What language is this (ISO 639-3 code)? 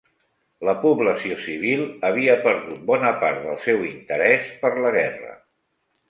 cat